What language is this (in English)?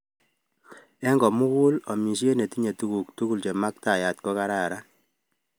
Kalenjin